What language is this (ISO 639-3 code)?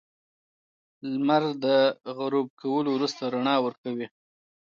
pus